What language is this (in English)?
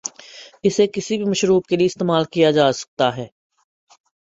Urdu